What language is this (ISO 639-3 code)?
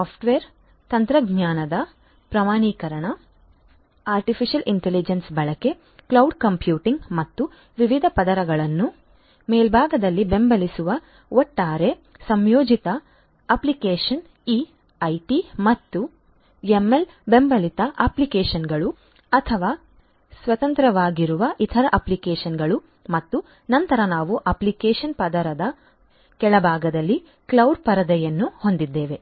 kan